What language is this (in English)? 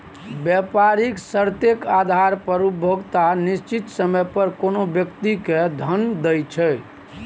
Maithili